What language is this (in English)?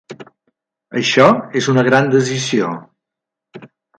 Catalan